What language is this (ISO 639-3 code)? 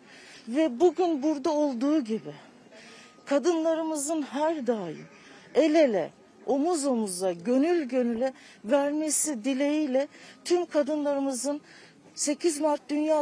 tur